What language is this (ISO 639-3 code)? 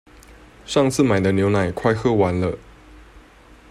zho